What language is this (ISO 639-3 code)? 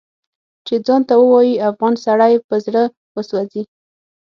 pus